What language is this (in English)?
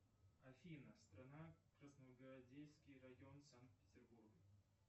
Russian